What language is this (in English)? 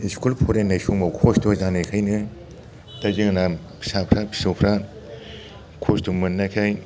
Bodo